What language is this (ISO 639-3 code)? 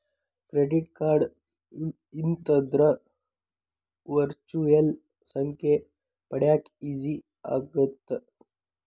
kan